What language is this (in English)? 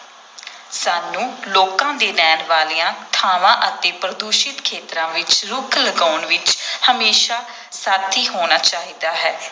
Punjabi